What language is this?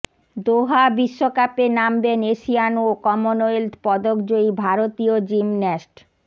Bangla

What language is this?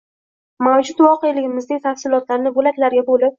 Uzbek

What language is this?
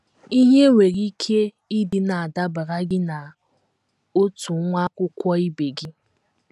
Igbo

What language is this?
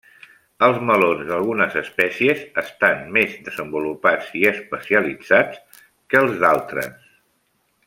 Catalan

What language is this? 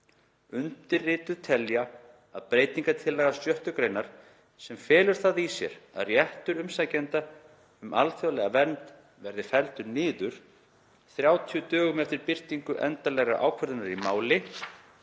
Icelandic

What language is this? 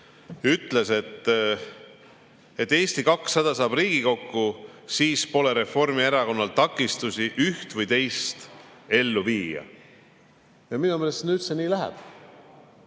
Estonian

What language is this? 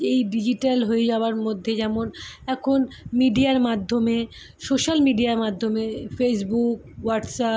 Bangla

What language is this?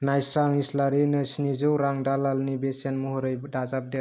Bodo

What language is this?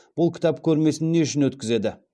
Kazakh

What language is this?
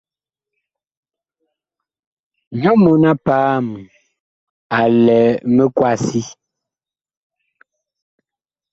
Bakoko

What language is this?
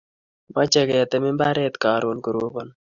Kalenjin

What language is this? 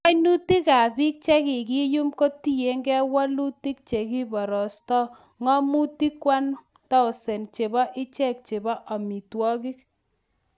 Kalenjin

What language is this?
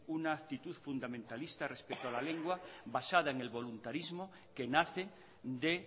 Spanish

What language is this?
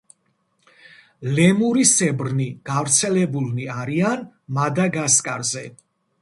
Georgian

